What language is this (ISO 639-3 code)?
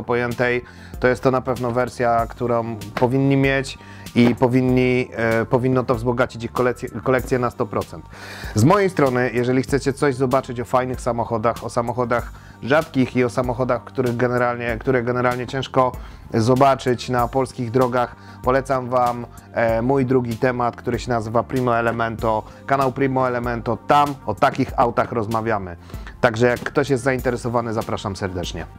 pol